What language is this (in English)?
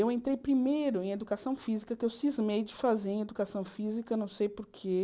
Portuguese